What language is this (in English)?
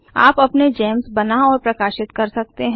Hindi